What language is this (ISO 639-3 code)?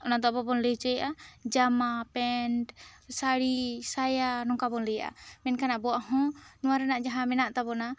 sat